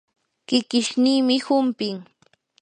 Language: Yanahuanca Pasco Quechua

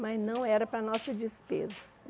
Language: Portuguese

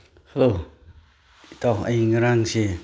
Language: Manipuri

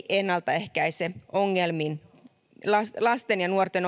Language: Finnish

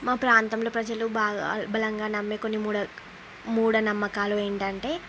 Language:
Telugu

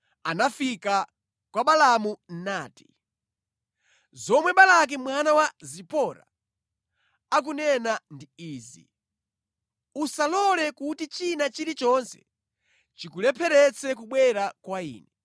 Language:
Nyanja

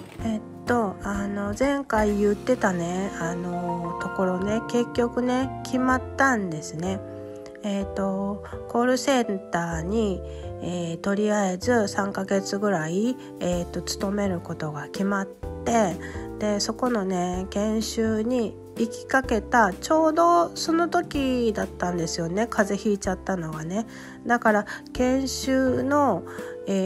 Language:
Japanese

